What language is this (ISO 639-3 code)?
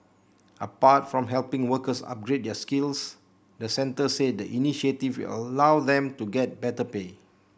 eng